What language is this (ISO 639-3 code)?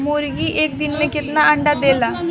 bho